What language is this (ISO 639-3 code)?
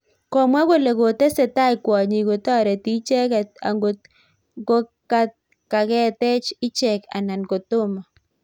kln